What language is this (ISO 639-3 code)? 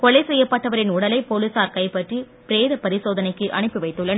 tam